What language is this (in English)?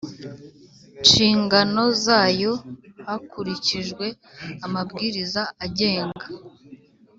Kinyarwanda